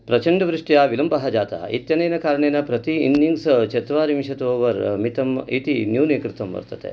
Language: Sanskrit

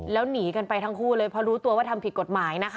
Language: Thai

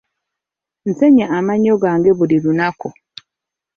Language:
Ganda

